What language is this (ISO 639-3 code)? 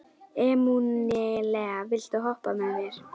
isl